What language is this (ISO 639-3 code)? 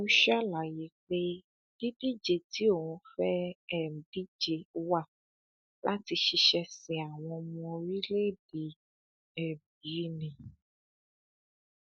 yor